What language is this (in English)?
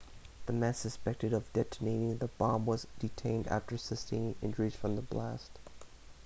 English